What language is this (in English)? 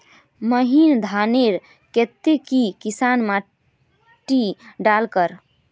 Magahi